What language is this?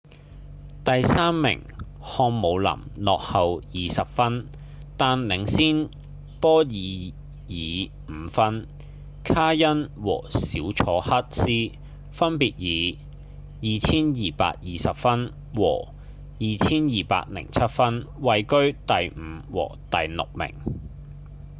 Cantonese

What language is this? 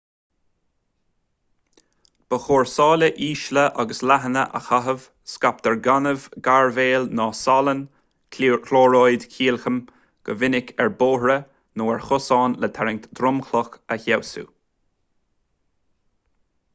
Irish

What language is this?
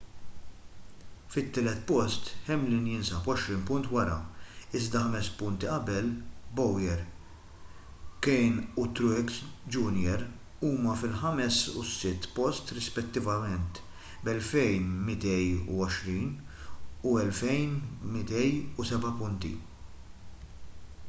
Maltese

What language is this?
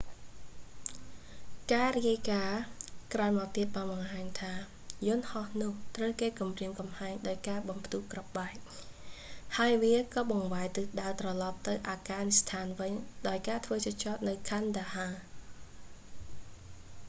Khmer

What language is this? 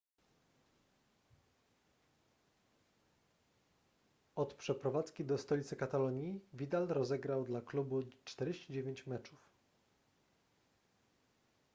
Polish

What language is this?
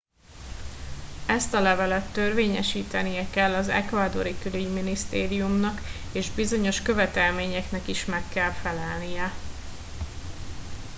Hungarian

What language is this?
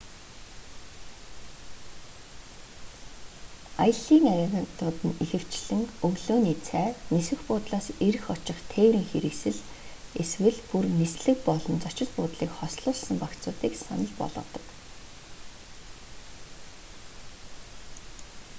Mongolian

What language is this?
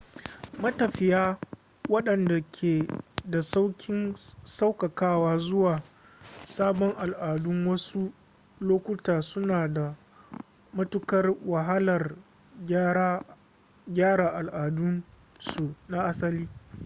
Hausa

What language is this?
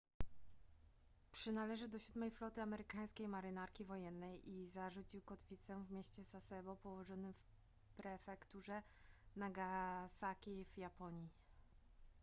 Polish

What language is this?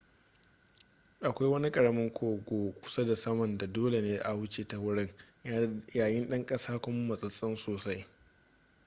Hausa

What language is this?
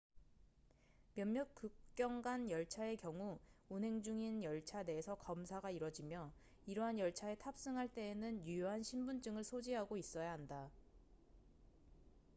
Korean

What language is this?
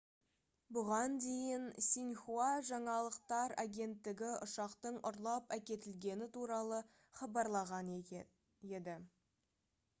Kazakh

